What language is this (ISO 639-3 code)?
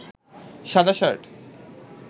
ben